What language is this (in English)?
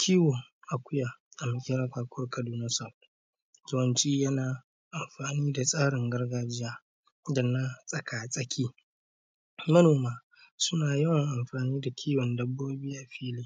Hausa